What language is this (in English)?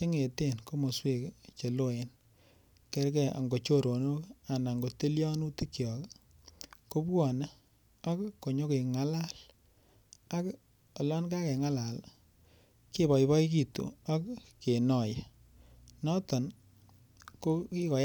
Kalenjin